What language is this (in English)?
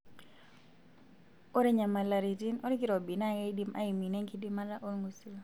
Masai